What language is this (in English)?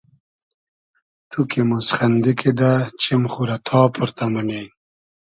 Hazaragi